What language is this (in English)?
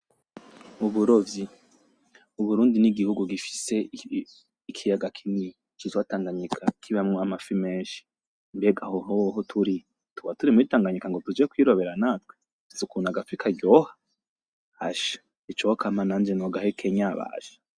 Rundi